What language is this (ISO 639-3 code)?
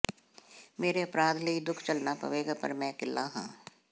pan